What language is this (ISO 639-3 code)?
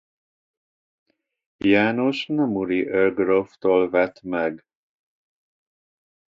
hun